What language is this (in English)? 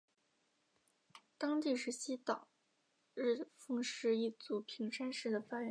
Chinese